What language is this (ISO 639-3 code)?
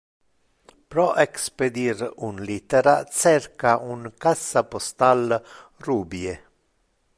ina